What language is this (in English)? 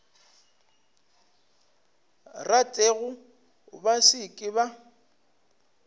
Northern Sotho